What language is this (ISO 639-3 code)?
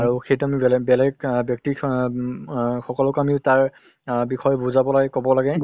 asm